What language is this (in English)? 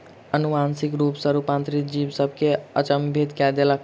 Maithili